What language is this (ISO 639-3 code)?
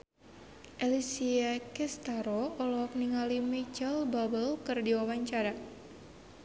sun